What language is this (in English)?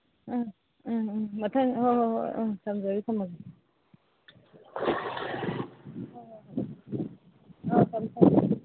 Manipuri